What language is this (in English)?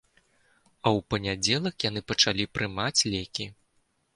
Belarusian